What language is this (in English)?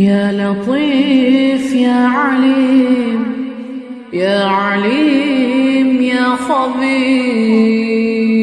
Arabic